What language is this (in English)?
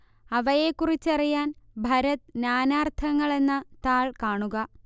Malayalam